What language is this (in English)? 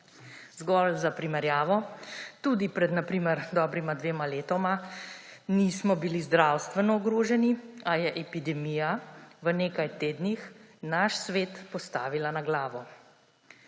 Slovenian